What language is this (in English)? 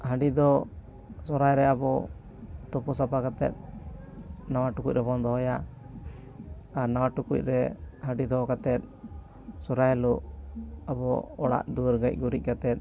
Santali